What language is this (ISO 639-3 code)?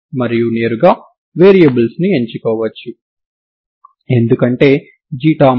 tel